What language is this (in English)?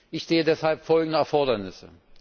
German